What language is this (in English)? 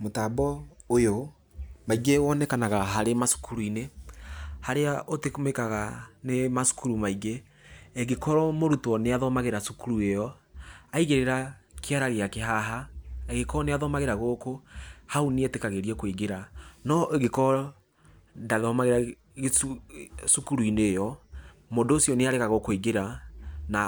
Kikuyu